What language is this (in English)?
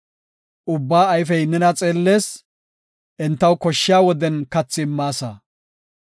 Gofa